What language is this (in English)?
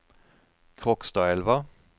Norwegian